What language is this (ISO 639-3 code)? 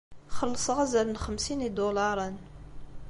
kab